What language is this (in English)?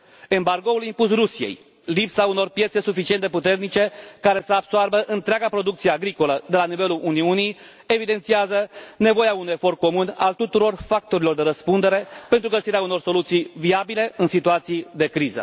Romanian